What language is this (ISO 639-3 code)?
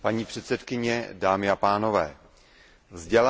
ces